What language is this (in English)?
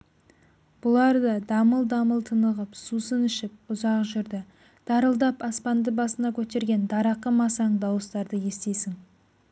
Kazakh